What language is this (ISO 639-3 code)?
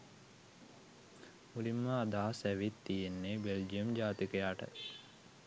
sin